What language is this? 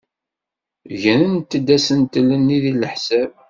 Kabyle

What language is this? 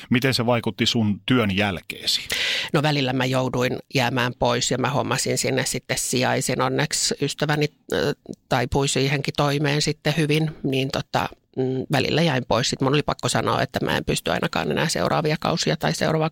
Finnish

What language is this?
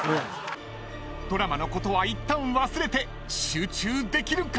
Japanese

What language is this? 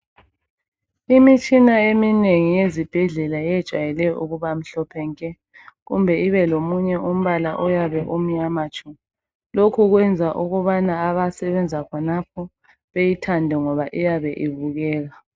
North Ndebele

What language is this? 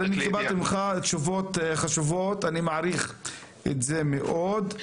Hebrew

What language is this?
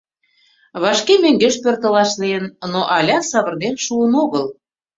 Mari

